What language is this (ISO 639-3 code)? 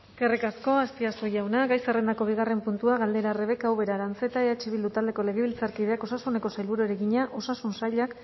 eus